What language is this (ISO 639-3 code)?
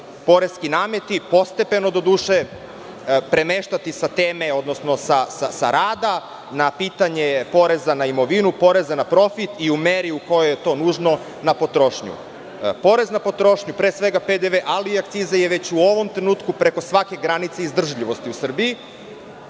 srp